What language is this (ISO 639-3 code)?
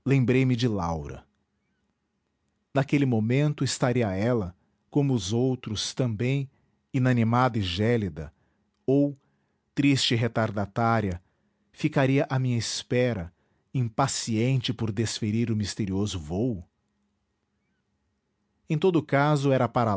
por